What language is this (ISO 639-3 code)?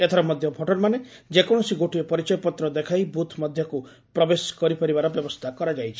ori